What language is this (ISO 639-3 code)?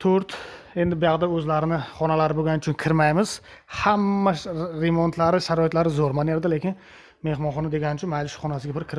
tur